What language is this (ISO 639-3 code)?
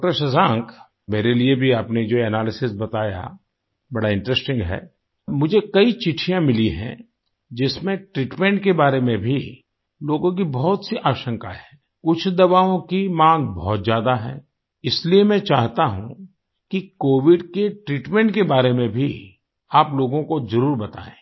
hin